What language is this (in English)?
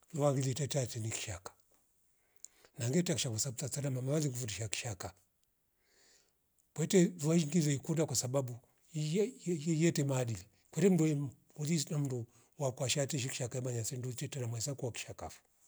Rombo